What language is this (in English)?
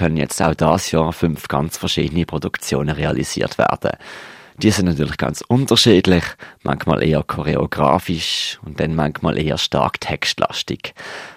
German